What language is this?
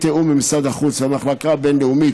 Hebrew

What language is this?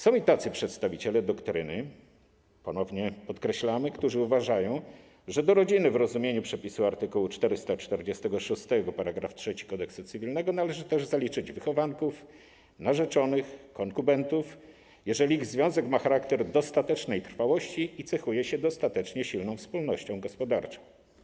Polish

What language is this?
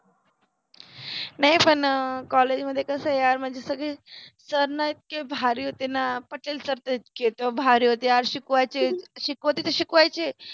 Marathi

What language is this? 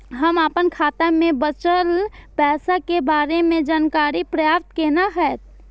Maithili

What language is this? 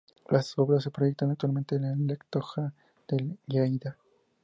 Spanish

